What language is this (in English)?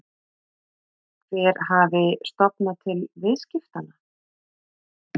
Icelandic